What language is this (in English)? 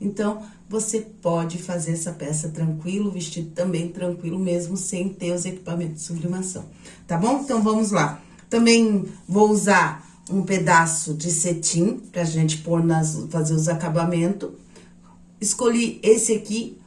Portuguese